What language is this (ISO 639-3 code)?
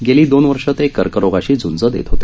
mar